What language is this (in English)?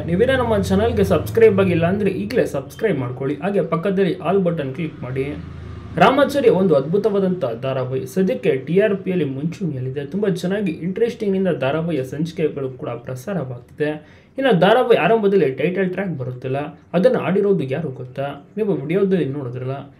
Arabic